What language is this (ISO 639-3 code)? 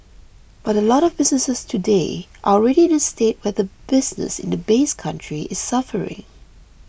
eng